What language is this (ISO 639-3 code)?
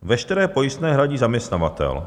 ces